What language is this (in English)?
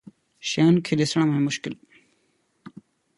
Sindhi